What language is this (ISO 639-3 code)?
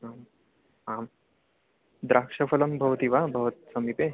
san